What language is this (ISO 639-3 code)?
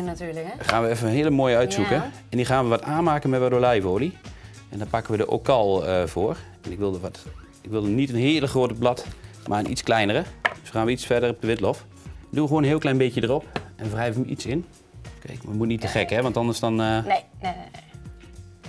nld